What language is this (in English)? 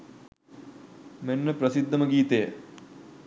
Sinhala